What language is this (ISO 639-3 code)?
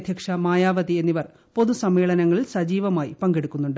mal